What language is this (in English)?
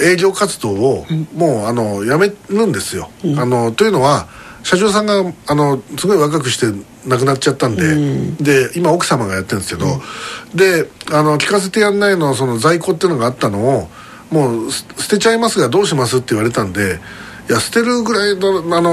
Japanese